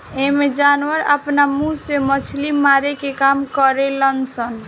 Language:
Bhojpuri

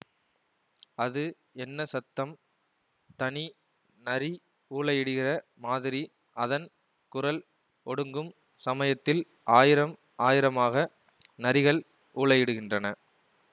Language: Tamil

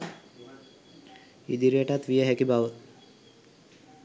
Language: Sinhala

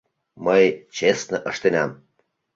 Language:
Mari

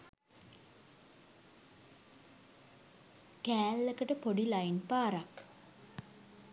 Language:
Sinhala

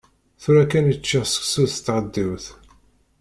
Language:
Kabyle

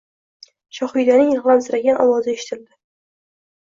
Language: Uzbek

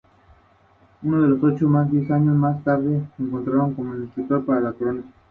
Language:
Spanish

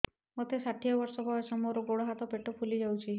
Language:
Odia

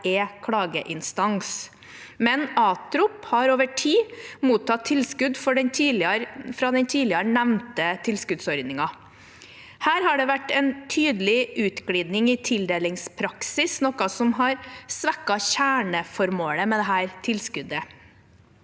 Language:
Norwegian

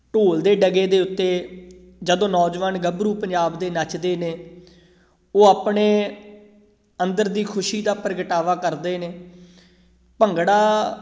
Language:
Punjabi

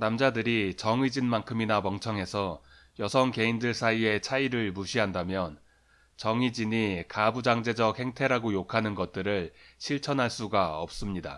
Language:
Korean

